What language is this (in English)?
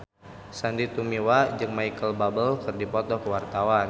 Sundanese